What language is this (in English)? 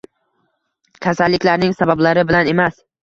Uzbek